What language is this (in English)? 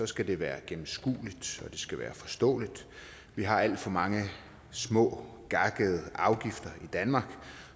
Danish